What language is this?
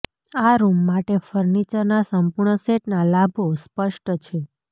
Gujarati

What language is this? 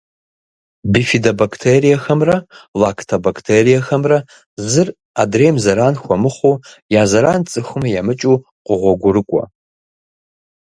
Kabardian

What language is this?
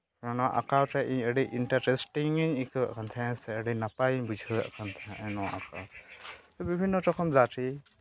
Santali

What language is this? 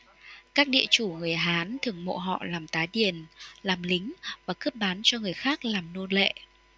Vietnamese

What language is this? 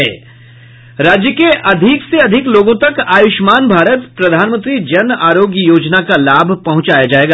Hindi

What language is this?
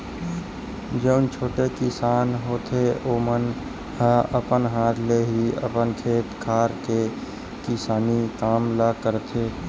Chhattisgarhi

